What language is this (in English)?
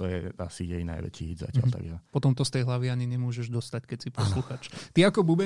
Slovak